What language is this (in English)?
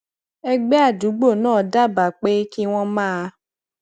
Yoruba